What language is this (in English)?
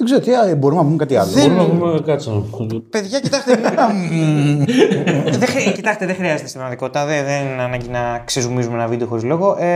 Greek